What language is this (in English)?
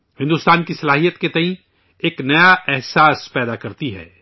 Urdu